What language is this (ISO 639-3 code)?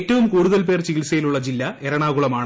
mal